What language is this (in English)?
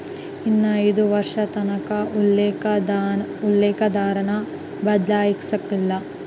Kannada